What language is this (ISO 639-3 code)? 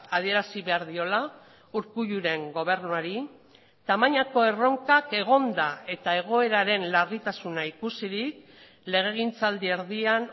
eus